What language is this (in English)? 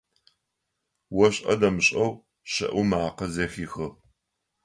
Adyghe